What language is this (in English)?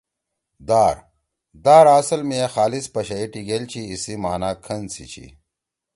Torwali